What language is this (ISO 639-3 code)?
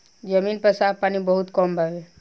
bho